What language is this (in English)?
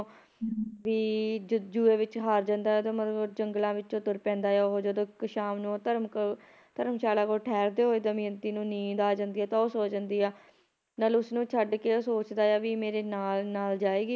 Punjabi